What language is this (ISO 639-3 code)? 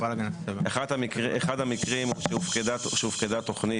heb